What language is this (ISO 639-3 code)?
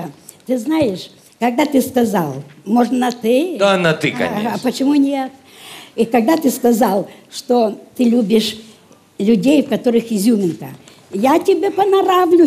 rus